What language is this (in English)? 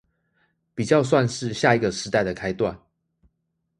Chinese